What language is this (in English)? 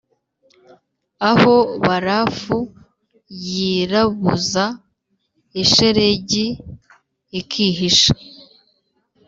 Kinyarwanda